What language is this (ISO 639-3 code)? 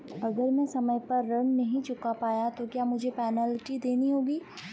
hin